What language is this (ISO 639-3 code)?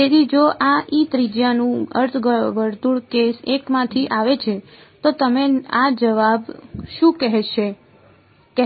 guj